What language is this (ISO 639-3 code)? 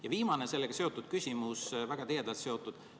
est